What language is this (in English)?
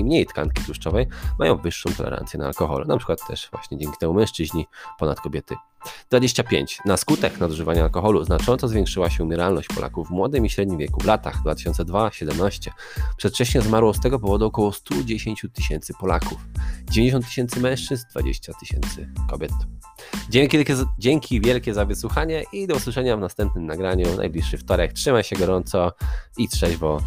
Polish